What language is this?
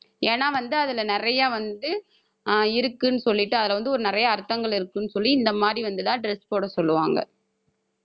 Tamil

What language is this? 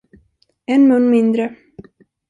Swedish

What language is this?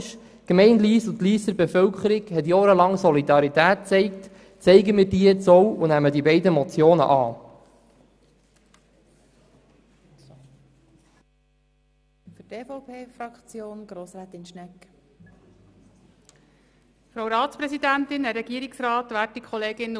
Swiss German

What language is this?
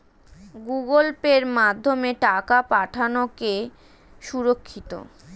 Bangla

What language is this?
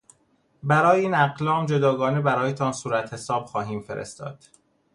Persian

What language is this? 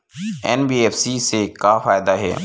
Chhattisgarhi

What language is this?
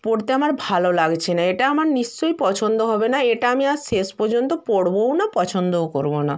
Bangla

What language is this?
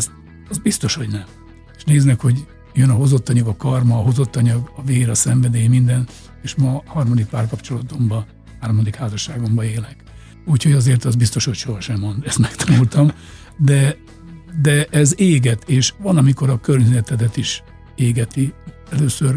Hungarian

